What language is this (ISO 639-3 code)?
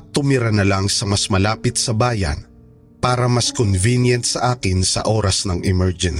fil